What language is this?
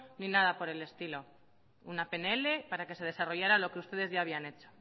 Spanish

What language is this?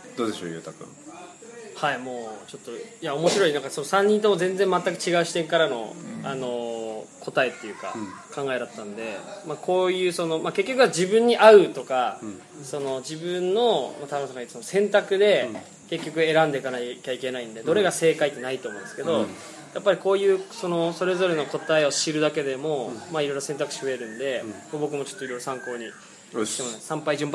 Japanese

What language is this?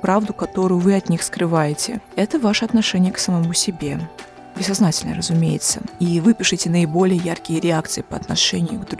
Russian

